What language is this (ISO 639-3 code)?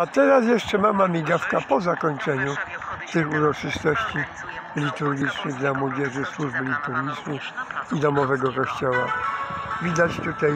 pol